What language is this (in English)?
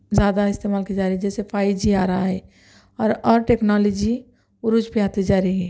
Urdu